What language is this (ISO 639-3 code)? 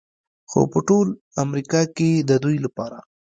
pus